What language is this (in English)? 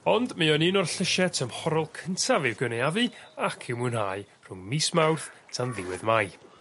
Welsh